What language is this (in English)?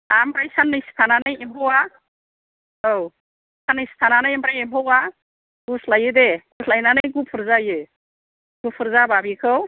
Bodo